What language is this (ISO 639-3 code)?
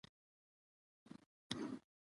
pus